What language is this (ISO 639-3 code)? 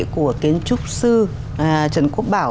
vie